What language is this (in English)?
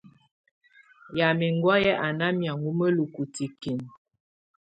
Tunen